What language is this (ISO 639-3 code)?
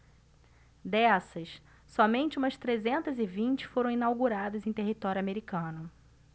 por